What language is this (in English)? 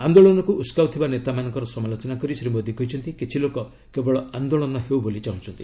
Odia